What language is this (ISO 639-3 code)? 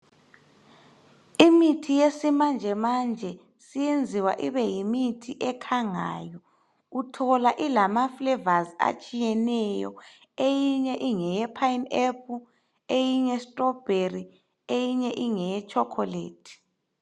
nde